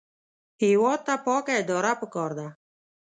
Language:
Pashto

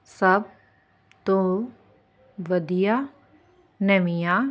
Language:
Punjabi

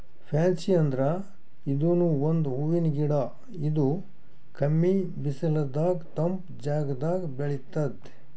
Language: Kannada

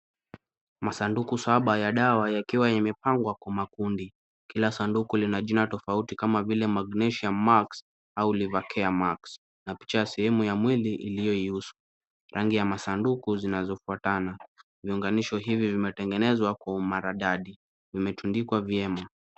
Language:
Swahili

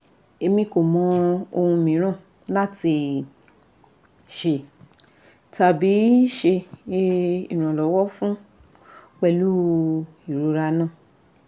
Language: Yoruba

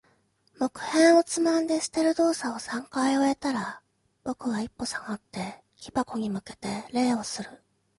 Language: Japanese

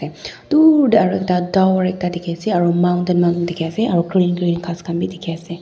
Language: Naga Pidgin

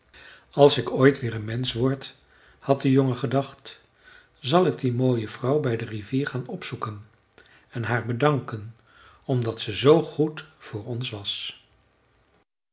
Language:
Dutch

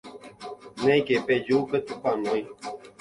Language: Guarani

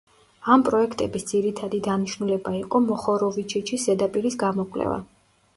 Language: Georgian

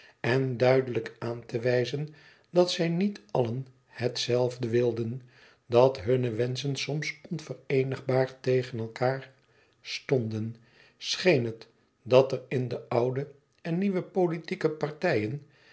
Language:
Dutch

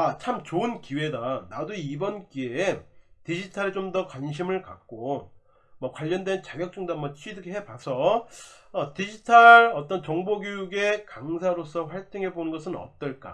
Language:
Korean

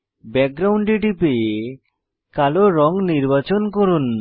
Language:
Bangla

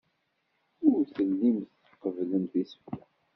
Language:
Kabyle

